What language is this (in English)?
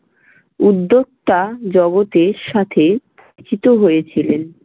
Bangla